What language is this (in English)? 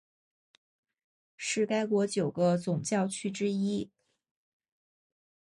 Chinese